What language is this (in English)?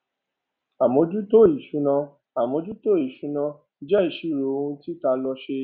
Yoruba